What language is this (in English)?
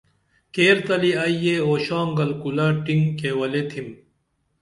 Dameli